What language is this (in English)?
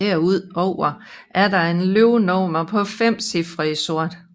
Danish